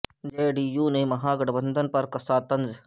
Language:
Urdu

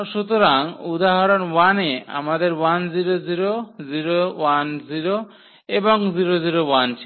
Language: Bangla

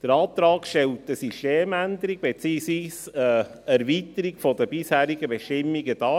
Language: Swiss German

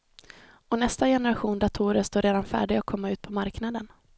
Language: Swedish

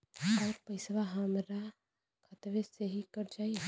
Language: Bhojpuri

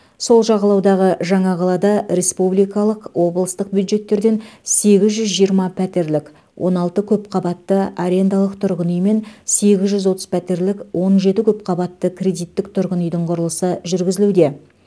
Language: Kazakh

